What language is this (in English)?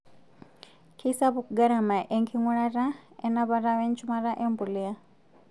Masai